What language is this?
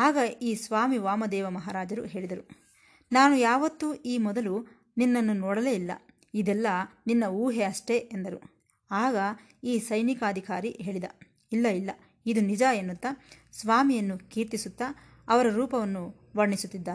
Kannada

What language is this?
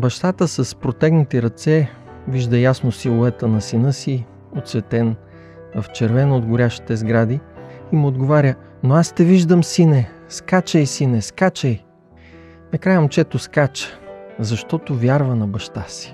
Bulgarian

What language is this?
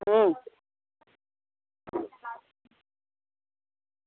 Dogri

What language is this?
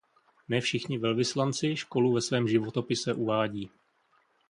Czech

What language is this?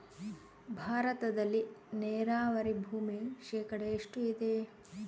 Kannada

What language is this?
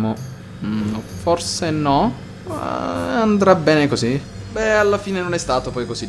Italian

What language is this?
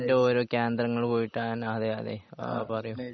Malayalam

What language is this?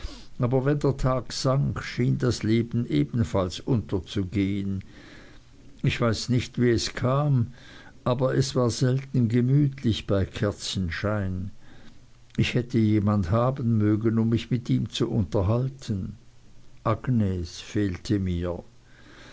German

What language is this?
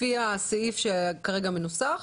Hebrew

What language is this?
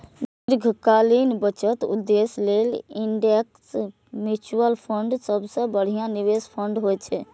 Maithili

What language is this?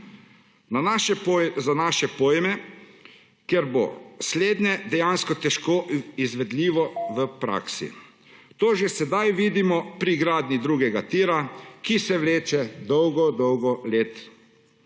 Slovenian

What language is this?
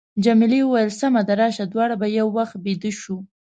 Pashto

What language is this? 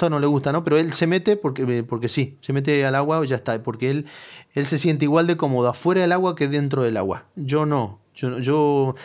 Spanish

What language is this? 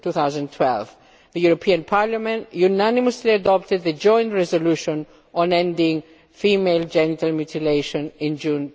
English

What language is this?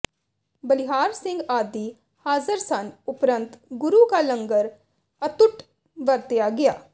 Punjabi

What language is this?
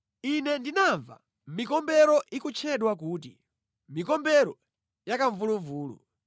Nyanja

